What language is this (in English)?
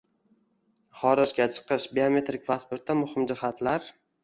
Uzbek